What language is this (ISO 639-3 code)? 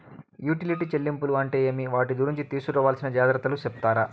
tel